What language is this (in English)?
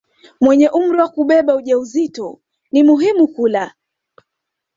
Swahili